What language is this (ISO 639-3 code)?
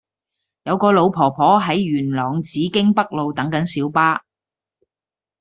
yue